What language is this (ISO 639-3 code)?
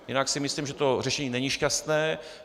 ces